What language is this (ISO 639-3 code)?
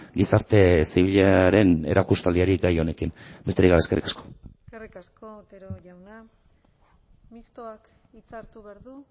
eus